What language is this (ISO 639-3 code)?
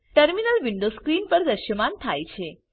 guj